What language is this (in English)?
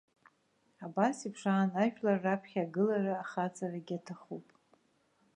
Abkhazian